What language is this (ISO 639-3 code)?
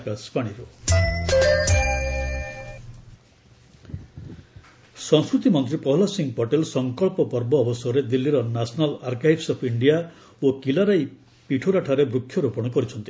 ori